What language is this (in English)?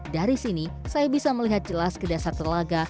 Indonesian